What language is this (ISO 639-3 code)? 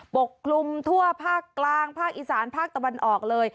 tha